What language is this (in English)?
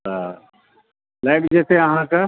Maithili